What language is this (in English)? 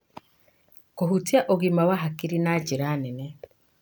Kikuyu